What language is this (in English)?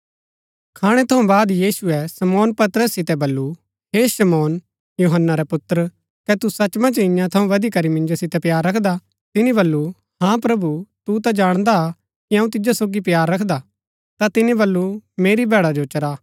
Gaddi